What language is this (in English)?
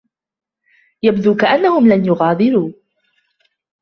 Arabic